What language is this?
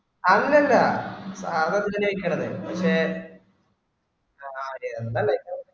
Malayalam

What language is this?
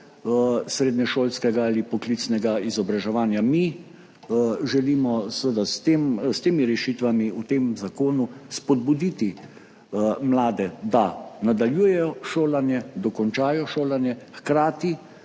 Slovenian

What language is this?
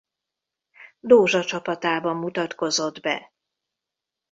Hungarian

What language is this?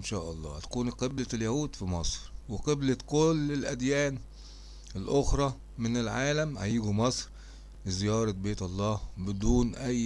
Arabic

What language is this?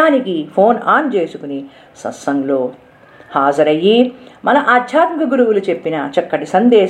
Telugu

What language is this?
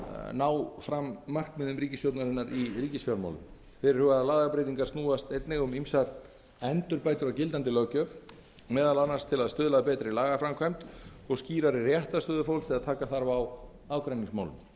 Icelandic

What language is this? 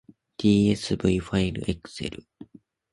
Japanese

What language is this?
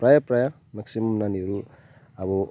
Nepali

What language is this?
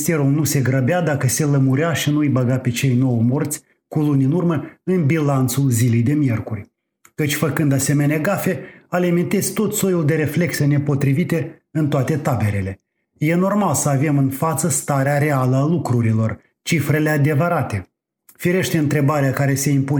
Romanian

